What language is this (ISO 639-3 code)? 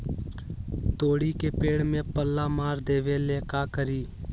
mag